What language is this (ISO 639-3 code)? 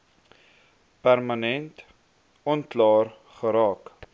afr